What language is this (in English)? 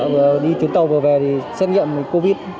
Vietnamese